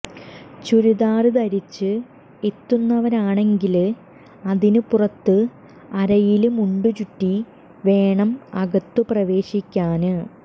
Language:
Malayalam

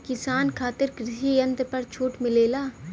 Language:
Bhojpuri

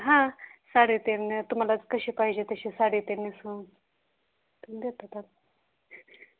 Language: Marathi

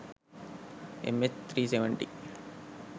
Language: Sinhala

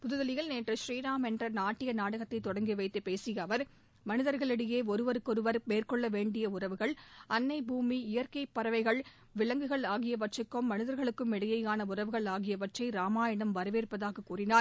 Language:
Tamil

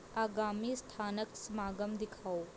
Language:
Punjabi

